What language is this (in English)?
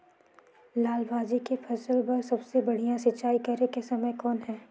Chhattisgarhi